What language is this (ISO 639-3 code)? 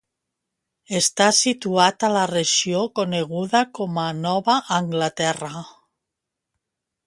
cat